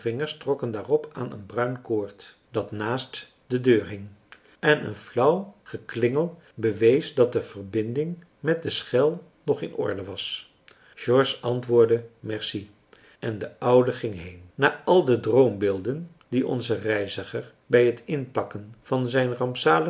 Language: Dutch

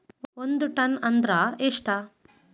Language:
Kannada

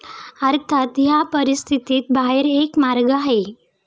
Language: Marathi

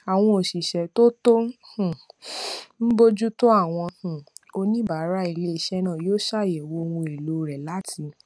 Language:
Yoruba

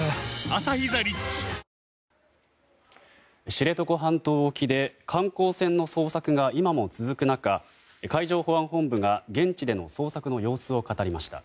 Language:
Japanese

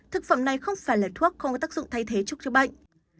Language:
Vietnamese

